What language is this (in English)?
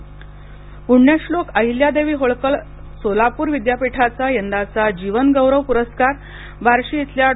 Marathi